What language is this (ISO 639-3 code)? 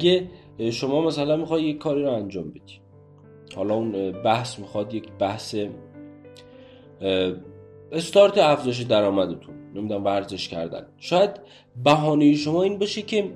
fas